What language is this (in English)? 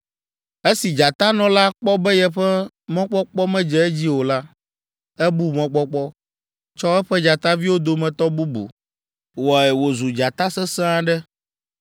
Ewe